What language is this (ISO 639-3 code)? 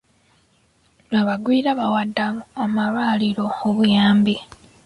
lug